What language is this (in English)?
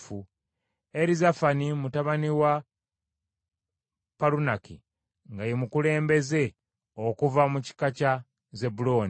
Ganda